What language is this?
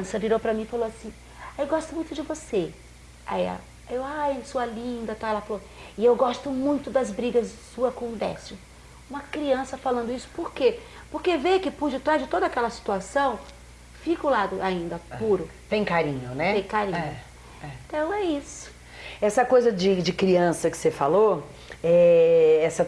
Portuguese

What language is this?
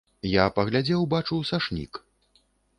Belarusian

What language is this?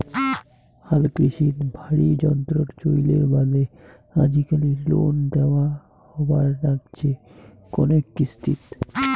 Bangla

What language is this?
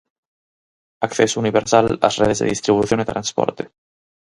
Galician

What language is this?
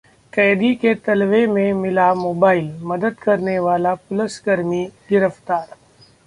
Hindi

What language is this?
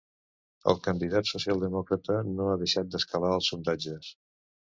Catalan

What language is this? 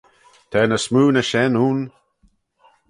Manx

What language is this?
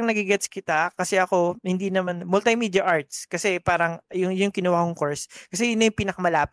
Filipino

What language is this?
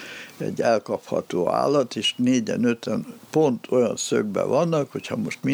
Hungarian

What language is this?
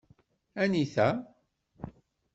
Kabyle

